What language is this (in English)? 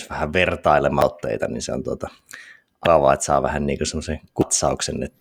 Finnish